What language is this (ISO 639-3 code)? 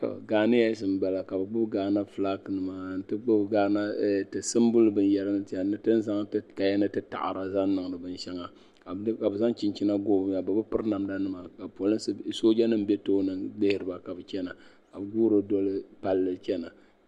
dag